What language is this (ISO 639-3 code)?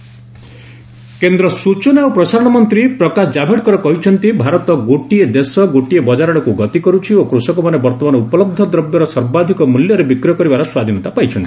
ori